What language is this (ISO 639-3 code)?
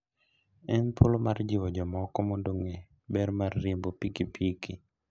luo